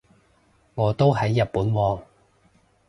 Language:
Cantonese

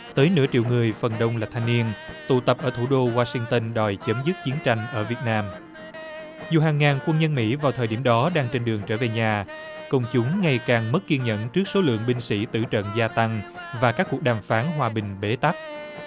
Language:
Vietnamese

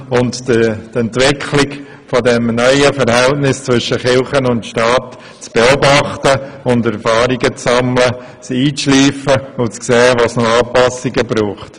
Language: Swiss German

